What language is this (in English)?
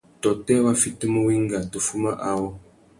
Tuki